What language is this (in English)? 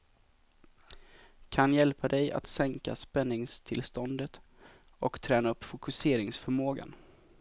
Swedish